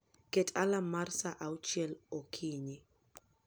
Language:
Luo (Kenya and Tanzania)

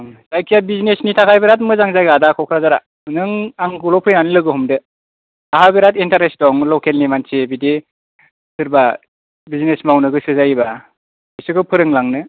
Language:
Bodo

